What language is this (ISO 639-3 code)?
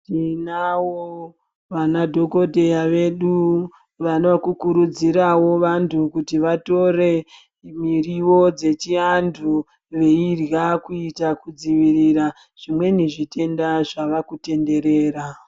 ndc